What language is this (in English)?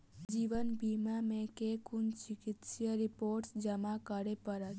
Maithili